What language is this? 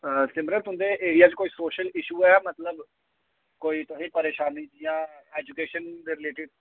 Dogri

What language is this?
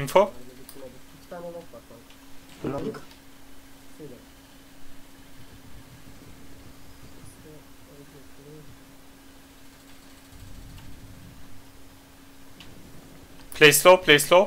Turkish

